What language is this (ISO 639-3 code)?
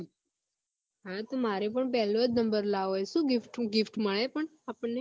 guj